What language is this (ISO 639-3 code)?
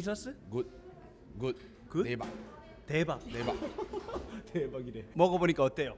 kor